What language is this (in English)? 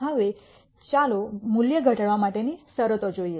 Gujarati